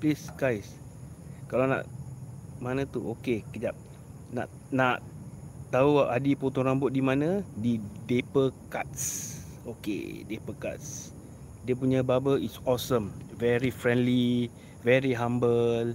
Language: Malay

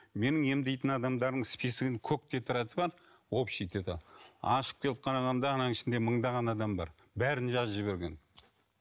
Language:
Kazakh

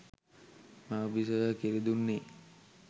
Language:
Sinhala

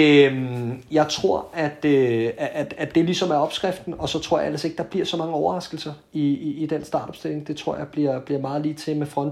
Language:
Danish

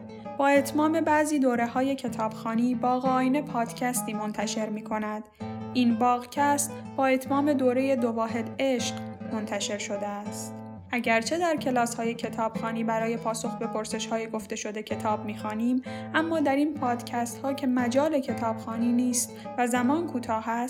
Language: Persian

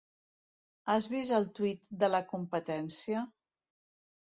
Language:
Catalan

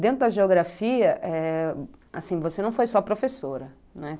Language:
Portuguese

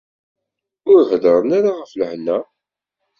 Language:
Kabyle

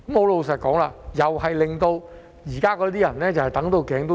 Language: Cantonese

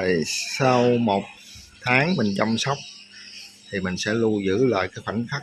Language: Vietnamese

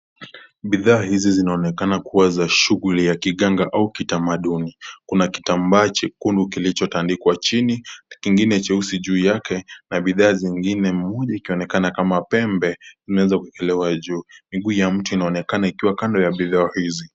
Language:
Swahili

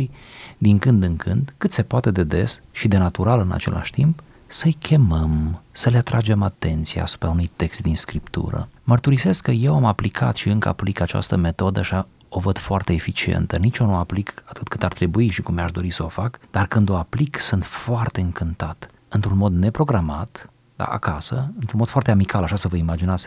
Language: Romanian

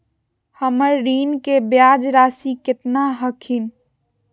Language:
Magahi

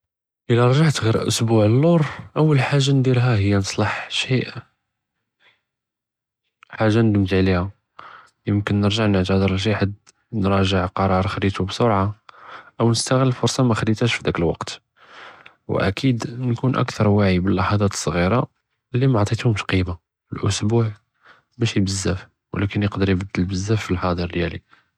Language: Judeo-Arabic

